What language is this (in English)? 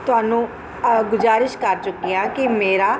Punjabi